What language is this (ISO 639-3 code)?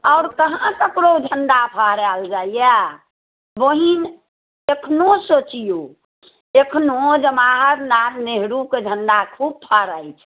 mai